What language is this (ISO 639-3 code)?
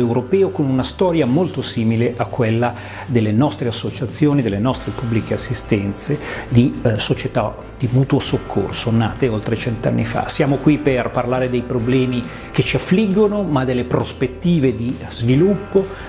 ita